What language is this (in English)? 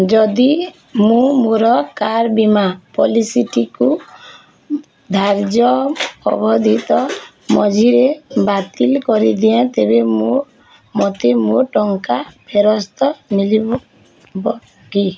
Odia